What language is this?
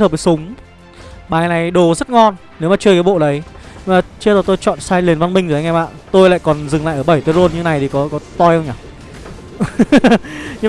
Vietnamese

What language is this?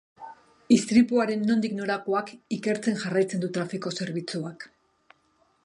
Basque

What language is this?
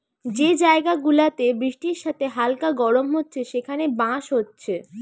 Bangla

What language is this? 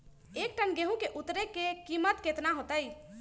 Magahi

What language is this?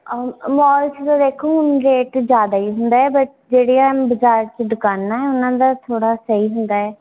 Punjabi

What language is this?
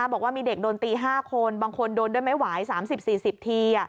Thai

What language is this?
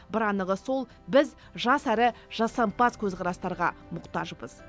Kazakh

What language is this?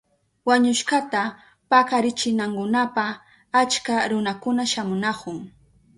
Southern Pastaza Quechua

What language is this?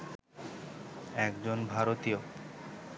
Bangla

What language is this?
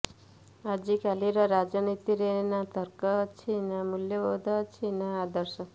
Odia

